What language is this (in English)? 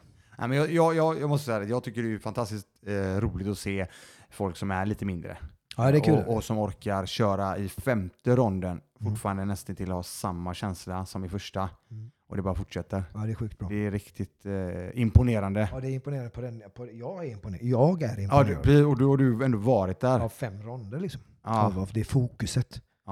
Swedish